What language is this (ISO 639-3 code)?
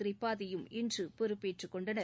tam